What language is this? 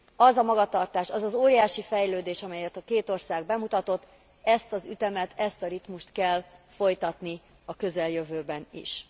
Hungarian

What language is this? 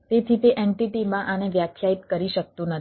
Gujarati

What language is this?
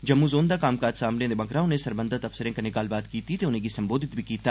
Dogri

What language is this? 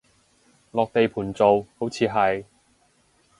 Cantonese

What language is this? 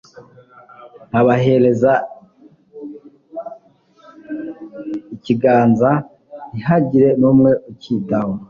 Kinyarwanda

